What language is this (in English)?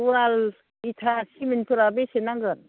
Bodo